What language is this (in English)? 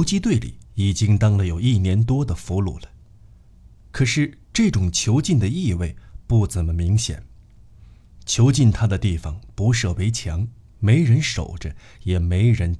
Chinese